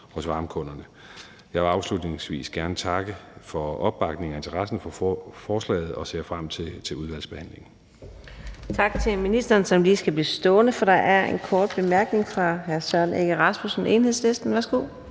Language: Danish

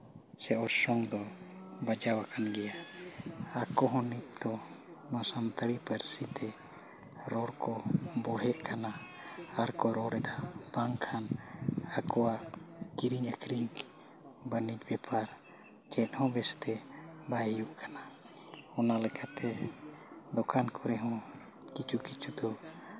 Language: Santali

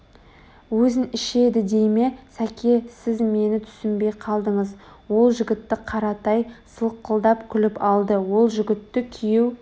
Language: Kazakh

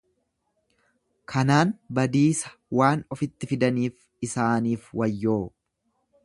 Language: Oromo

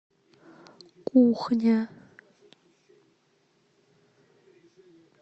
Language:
Russian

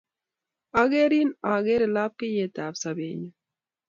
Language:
Kalenjin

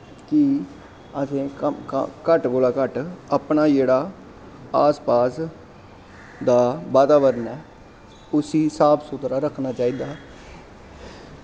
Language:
Dogri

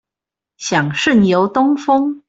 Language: Chinese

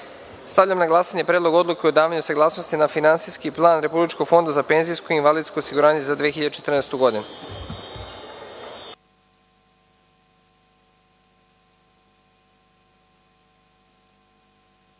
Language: Serbian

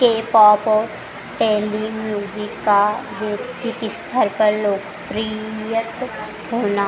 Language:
Hindi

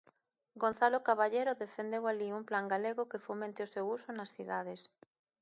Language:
Galician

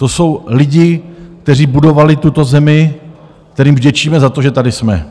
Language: Czech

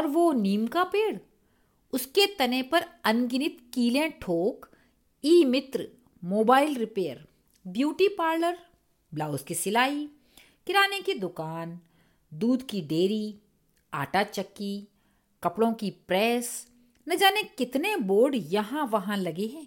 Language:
Hindi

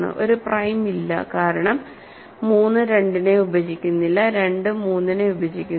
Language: Malayalam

